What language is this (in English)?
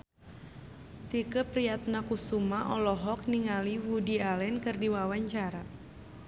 Sundanese